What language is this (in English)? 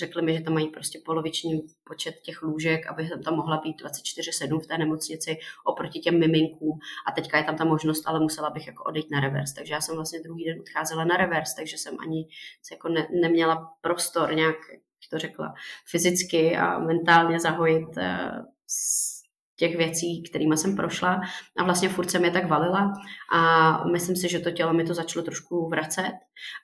Czech